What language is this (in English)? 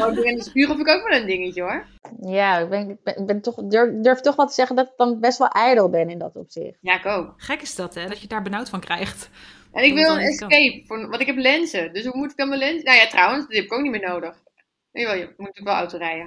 Dutch